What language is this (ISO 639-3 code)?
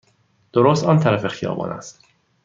fas